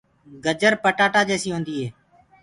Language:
Gurgula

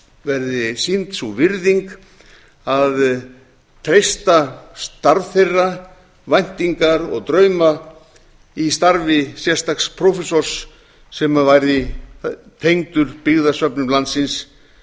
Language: Icelandic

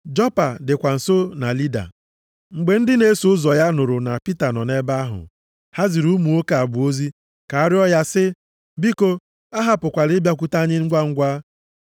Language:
Igbo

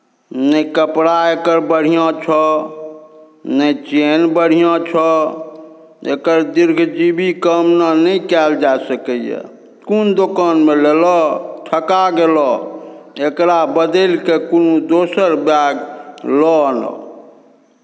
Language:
Maithili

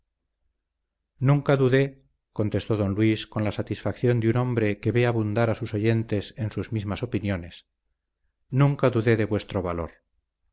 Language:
Spanish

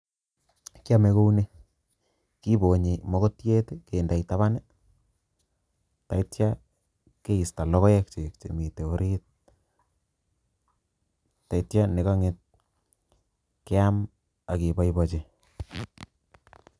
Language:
Kalenjin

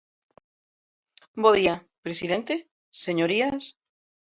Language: Galician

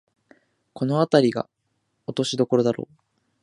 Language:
Japanese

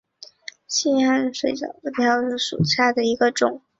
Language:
Chinese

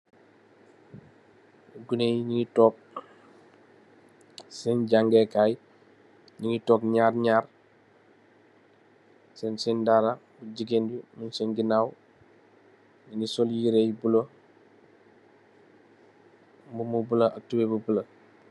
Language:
Wolof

